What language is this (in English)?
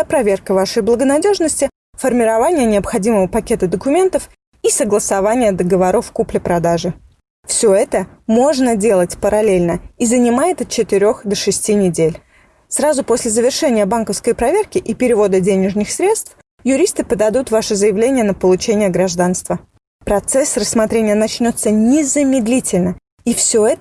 Russian